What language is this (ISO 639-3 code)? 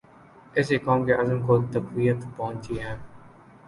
urd